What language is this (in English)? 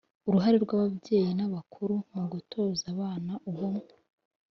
Kinyarwanda